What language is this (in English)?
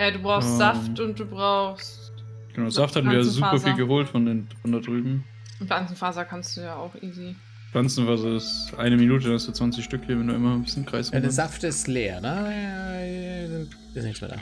German